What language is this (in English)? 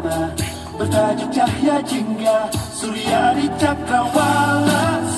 Romanian